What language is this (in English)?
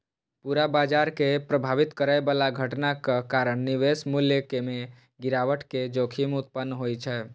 Maithili